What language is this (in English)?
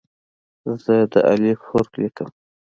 Pashto